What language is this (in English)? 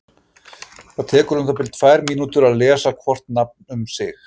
Icelandic